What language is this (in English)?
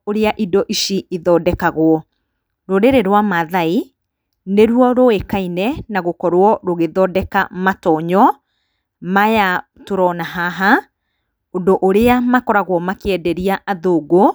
Kikuyu